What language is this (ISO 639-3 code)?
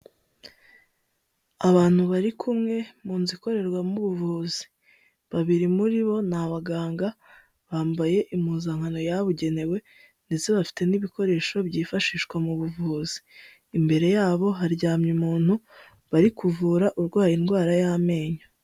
kin